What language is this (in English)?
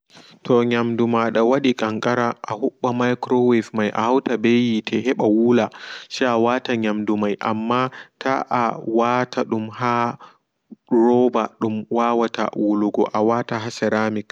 Fula